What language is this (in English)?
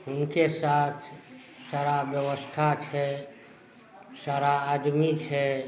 Maithili